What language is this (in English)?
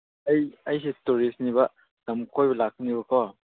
Manipuri